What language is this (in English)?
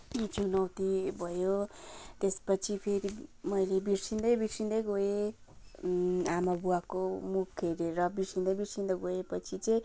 Nepali